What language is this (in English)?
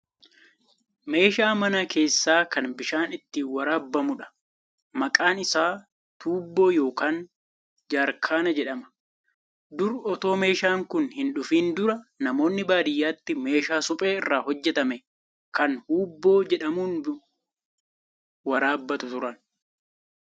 Oromo